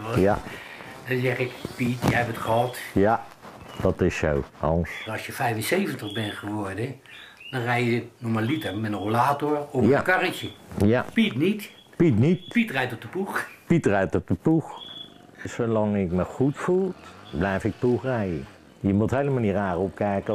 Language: Dutch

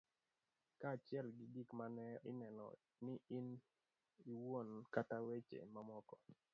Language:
Luo (Kenya and Tanzania)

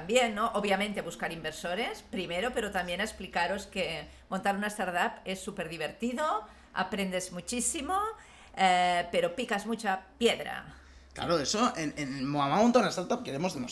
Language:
Spanish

